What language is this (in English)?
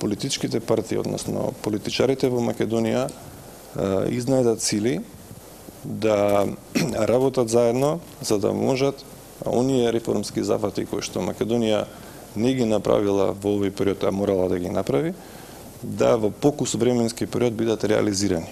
Macedonian